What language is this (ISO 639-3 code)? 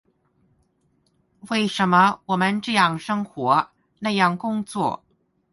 zho